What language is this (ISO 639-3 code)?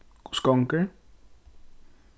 fao